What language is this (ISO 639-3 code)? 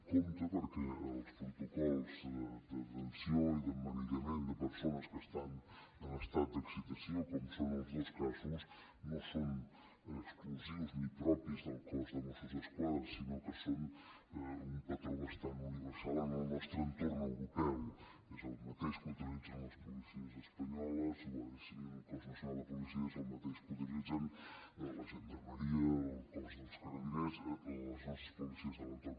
cat